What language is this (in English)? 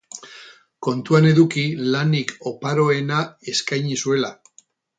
Basque